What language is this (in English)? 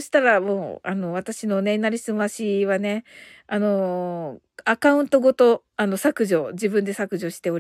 Japanese